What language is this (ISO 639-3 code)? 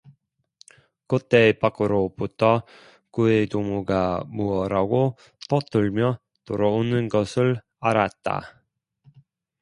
kor